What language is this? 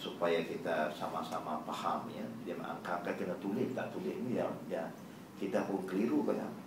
Malay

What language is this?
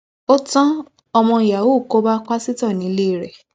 Yoruba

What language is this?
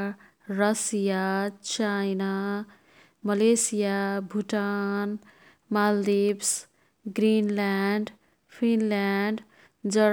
Kathoriya Tharu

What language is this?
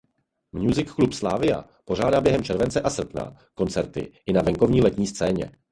Czech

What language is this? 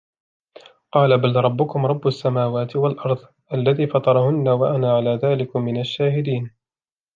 Arabic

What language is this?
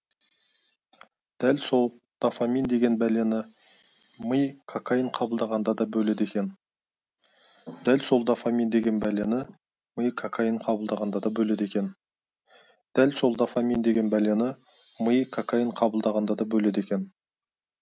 Kazakh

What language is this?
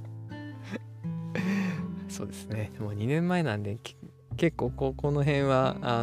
Japanese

